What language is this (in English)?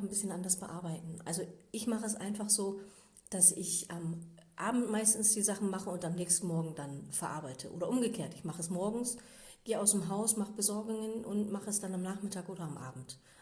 German